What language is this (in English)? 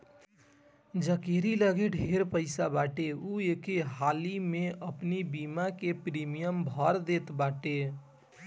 Bhojpuri